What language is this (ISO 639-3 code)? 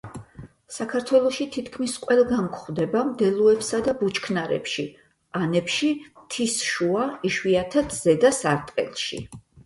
kat